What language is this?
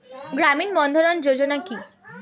Bangla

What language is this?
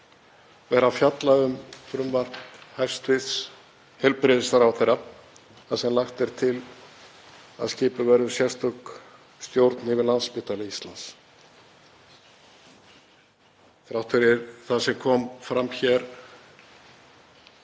Icelandic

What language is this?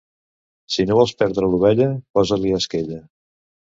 Catalan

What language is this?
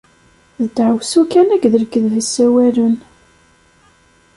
Kabyle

